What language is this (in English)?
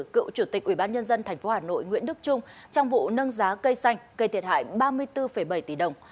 Vietnamese